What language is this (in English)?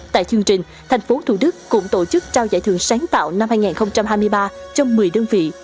Vietnamese